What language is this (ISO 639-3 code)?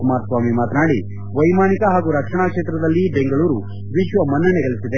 kan